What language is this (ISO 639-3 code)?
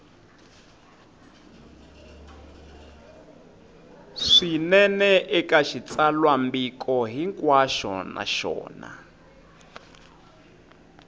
tso